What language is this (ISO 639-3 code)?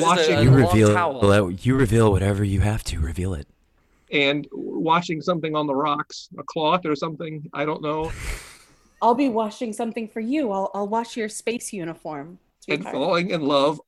eng